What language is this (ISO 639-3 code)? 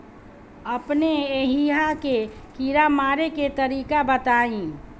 bho